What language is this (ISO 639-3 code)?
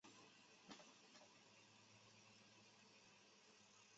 zho